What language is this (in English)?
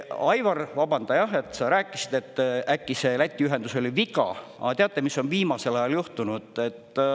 Estonian